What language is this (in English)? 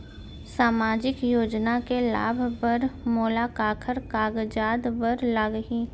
Chhattisgarhi